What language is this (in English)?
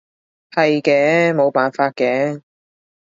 Cantonese